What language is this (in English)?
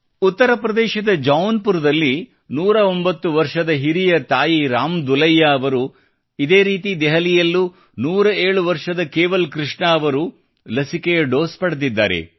Kannada